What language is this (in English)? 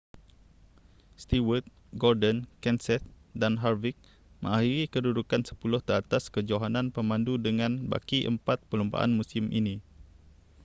Malay